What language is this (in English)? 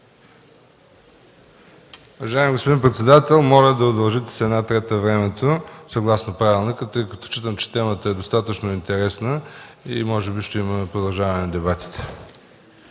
Bulgarian